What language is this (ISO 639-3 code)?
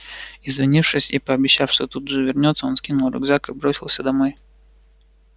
rus